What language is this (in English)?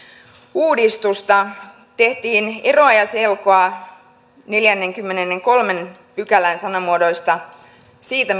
Finnish